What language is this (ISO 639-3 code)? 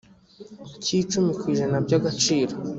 kin